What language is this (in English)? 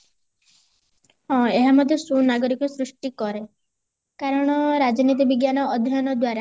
Odia